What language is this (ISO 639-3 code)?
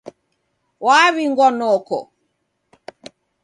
dav